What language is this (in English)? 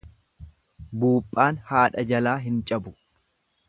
Oromo